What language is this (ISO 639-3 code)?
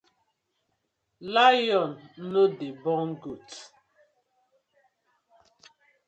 pcm